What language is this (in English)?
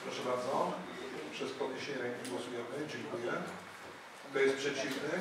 Polish